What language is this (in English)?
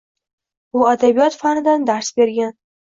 Uzbek